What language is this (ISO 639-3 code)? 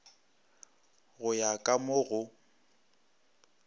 nso